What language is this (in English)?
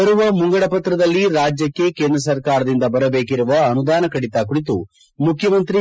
Kannada